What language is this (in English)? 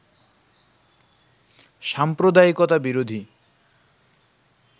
Bangla